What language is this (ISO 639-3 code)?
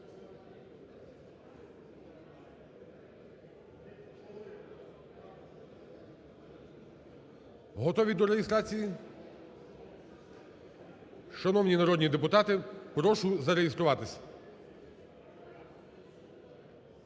ukr